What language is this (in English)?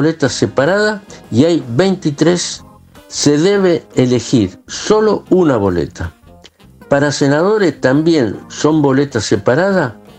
Spanish